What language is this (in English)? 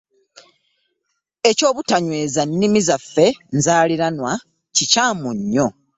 Ganda